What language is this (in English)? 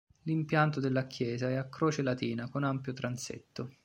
Italian